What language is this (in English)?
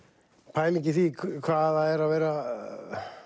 Icelandic